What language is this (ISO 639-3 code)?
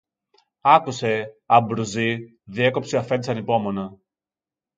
ell